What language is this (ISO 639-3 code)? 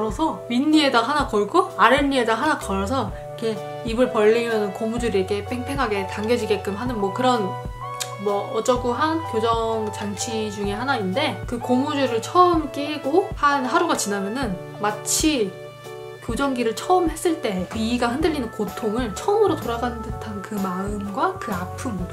kor